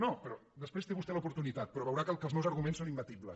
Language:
Catalan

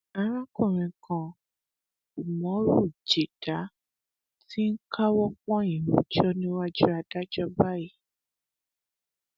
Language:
Yoruba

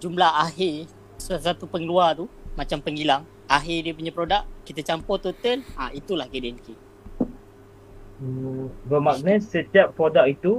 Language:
Malay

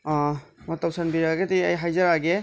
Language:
Manipuri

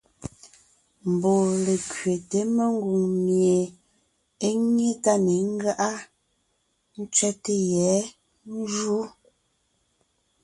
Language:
Ngiemboon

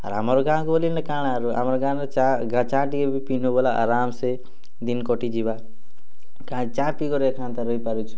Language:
Odia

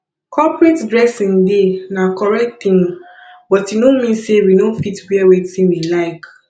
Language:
Nigerian Pidgin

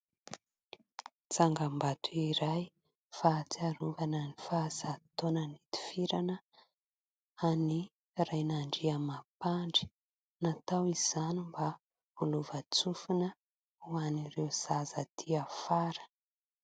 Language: Malagasy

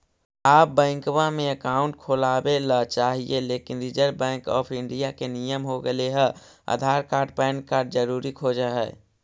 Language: Magahi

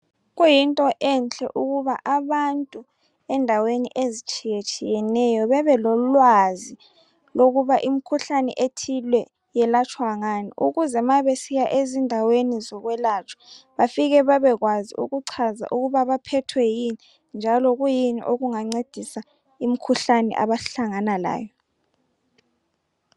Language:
North Ndebele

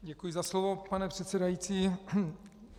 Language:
Czech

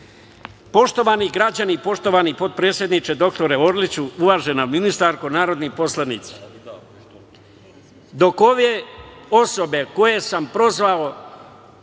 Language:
Serbian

